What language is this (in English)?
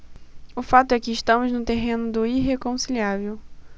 Portuguese